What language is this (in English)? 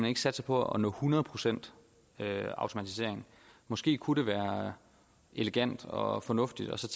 Danish